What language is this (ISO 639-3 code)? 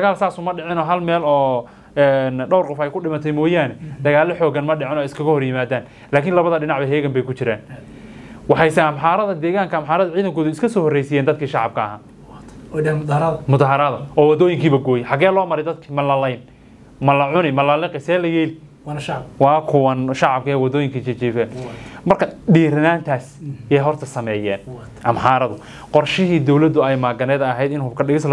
ara